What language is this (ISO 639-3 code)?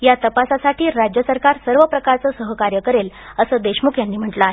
mar